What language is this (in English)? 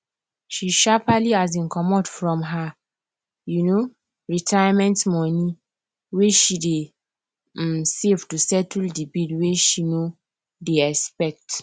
Nigerian Pidgin